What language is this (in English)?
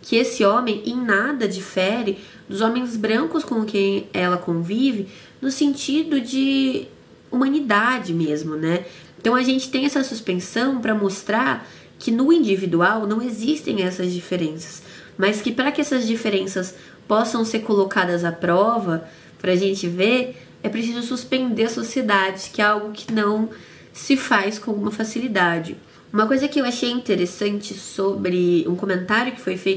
Portuguese